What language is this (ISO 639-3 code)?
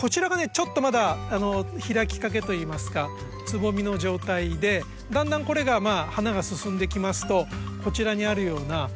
jpn